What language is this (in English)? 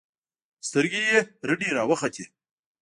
Pashto